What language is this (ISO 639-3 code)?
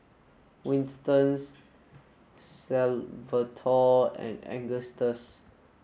eng